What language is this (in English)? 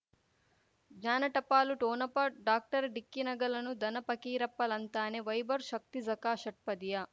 Kannada